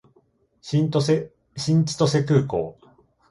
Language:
Japanese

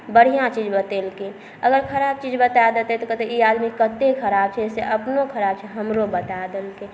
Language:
Maithili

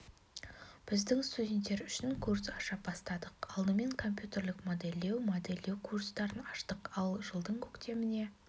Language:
Kazakh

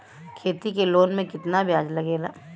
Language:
Bhojpuri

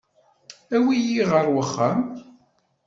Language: Kabyle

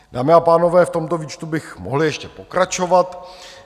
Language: Czech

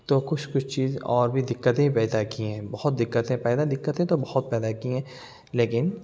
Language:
Urdu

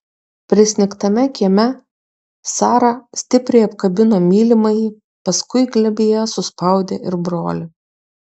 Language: Lithuanian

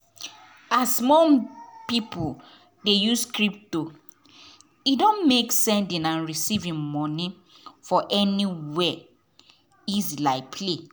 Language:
Nigerian Pidgin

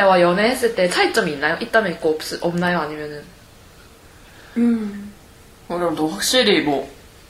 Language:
Korean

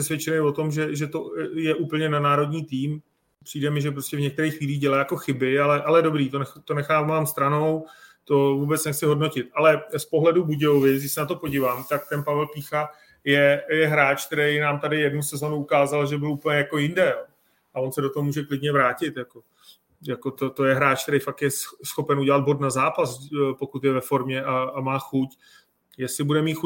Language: Czech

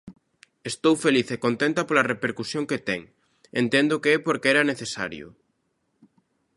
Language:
Galician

